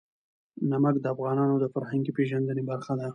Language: Pashto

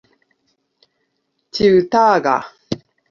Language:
Esperanto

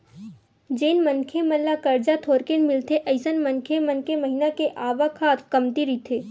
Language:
Chhattisgarhi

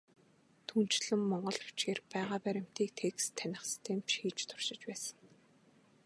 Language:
Mongolian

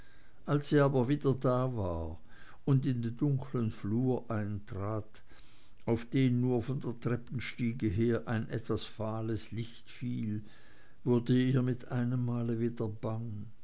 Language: German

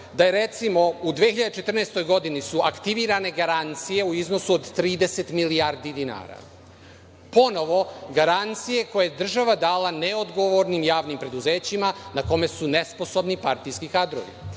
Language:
Serbian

